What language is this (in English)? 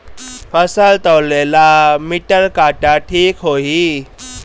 Bhojpuri